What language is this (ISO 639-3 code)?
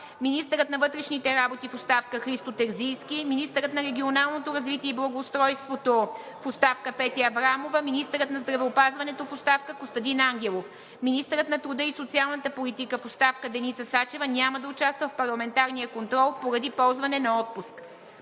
bul